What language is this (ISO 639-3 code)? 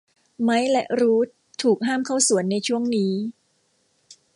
tha